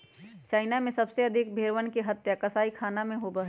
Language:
Magahi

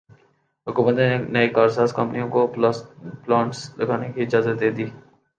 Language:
Urdu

